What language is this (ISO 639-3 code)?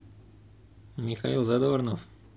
rus